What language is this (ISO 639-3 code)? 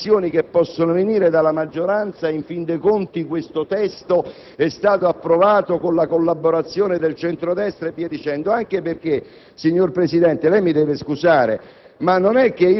ita